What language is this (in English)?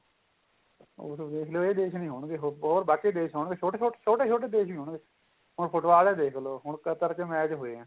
Punjabi